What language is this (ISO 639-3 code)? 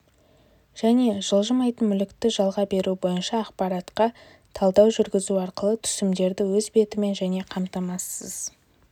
kaz